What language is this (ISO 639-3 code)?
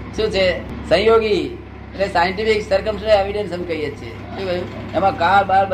guj